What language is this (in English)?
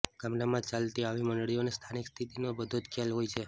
Gujarati